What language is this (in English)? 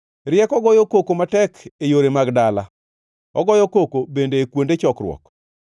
Luo (Kenya and Tanzania)